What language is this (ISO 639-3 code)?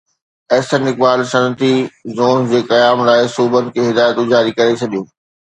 snd